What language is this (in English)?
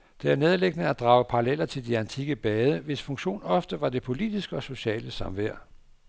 Danish